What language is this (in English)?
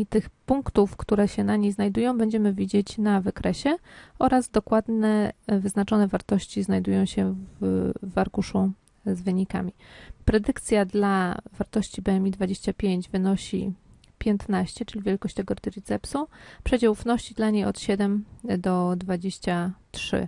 Polish